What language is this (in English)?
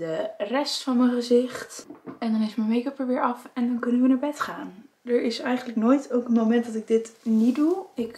Dutch